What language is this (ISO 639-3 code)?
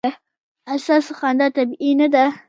pus